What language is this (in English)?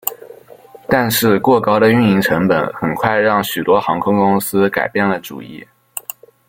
Chinese